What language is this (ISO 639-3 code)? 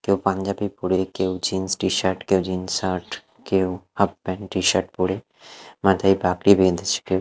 ben